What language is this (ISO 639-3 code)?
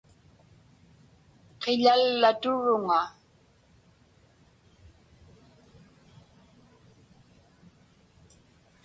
ipk